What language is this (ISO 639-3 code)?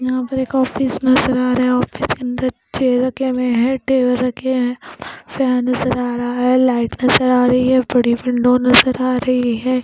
hin